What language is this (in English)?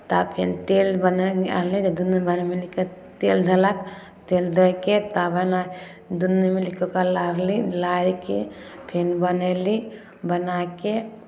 Maithili